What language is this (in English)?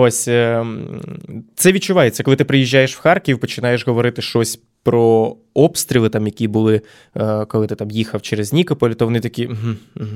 Ukrainian